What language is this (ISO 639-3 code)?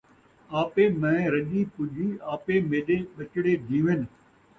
skr